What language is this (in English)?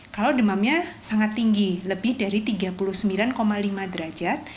Indonesian